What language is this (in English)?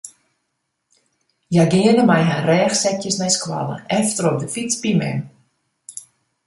Western Frisian